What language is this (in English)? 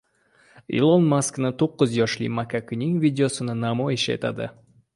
Uzbek